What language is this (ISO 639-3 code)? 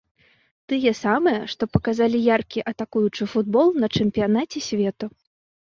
bel